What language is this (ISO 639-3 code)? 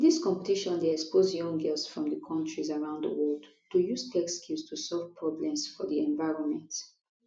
pcm